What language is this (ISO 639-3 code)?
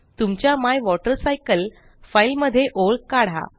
mar